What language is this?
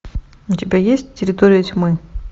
Russian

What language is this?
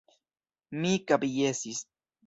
Esperanto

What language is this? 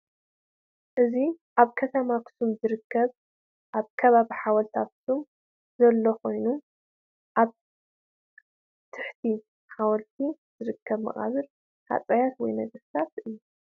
Tigrinya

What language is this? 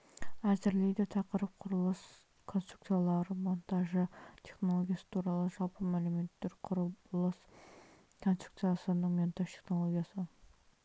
Kazakh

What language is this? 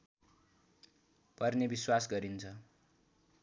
Nepali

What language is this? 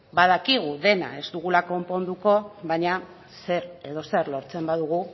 Basque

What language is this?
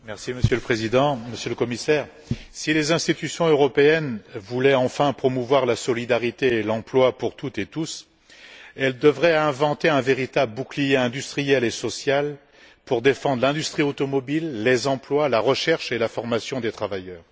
French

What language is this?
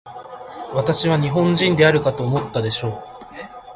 Japanese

